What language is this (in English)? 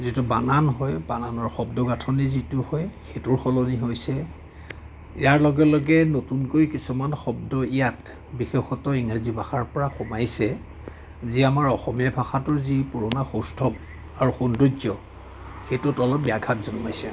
Assamese